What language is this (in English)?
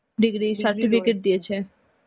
Bangla